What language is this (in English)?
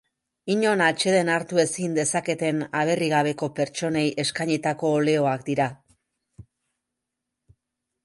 Basque